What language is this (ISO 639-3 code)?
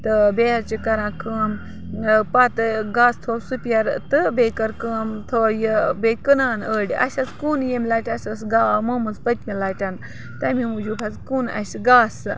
kas